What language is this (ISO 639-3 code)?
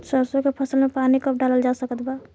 bho